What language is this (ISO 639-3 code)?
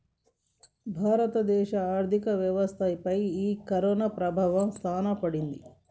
tel